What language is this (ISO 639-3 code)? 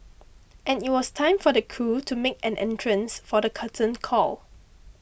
eng